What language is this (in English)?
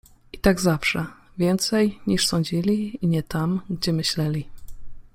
Polish